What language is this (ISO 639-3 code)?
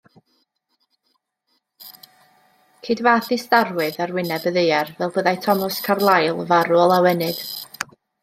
cym